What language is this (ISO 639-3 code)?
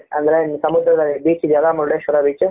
kan